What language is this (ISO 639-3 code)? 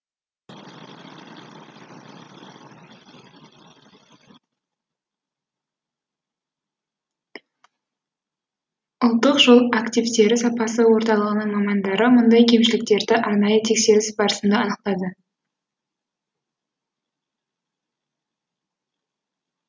kaz